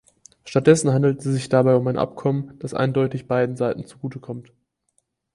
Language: German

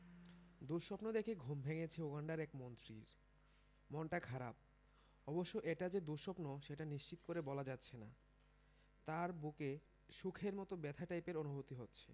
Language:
Bangla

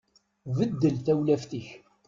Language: Kabyle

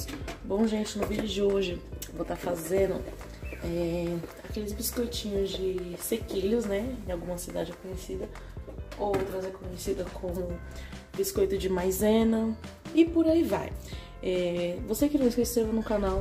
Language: Portuguese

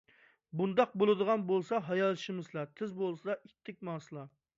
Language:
Uyghur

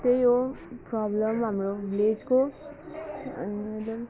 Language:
Nepali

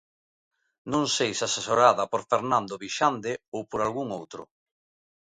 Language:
Galician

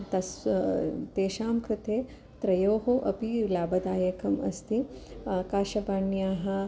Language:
Sanskrit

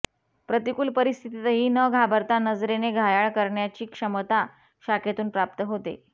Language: Marathi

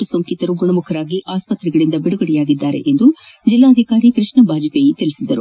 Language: Kannada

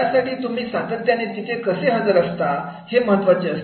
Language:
Marathi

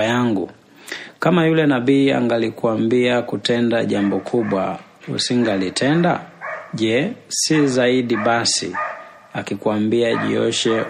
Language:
Swahili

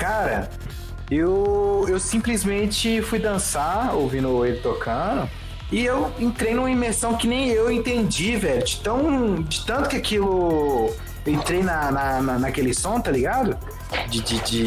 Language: Portuguese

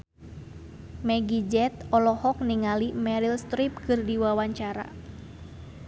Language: Sundanese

